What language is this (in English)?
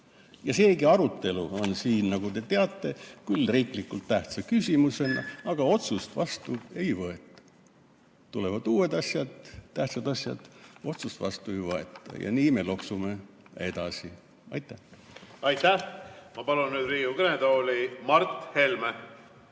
Estonian